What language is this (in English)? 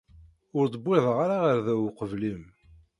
Kabyle